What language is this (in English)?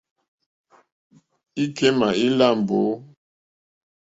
Mokpwe